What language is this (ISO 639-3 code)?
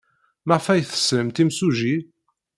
kab